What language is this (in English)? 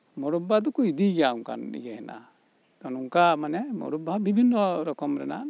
Santali